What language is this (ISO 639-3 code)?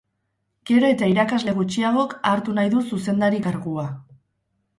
eus